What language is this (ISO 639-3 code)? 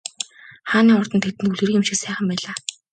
mon